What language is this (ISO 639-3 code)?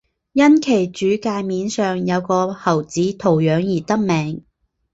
zho